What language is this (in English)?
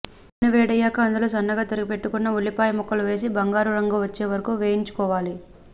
Telugu